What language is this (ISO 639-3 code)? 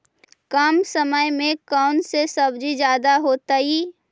mag